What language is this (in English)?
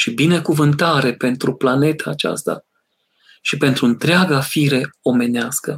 Romanian